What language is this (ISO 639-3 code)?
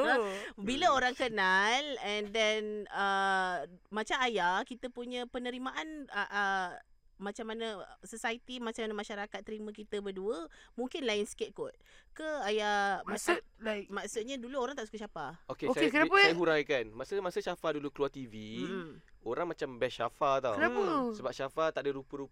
msa